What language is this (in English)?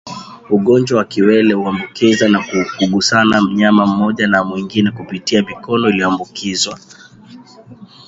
Swahili